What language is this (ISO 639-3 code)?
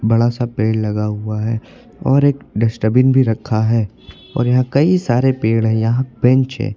hin